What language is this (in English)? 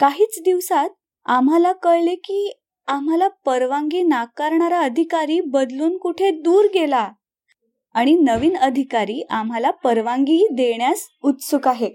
Marathi